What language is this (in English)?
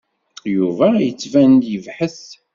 Kabyle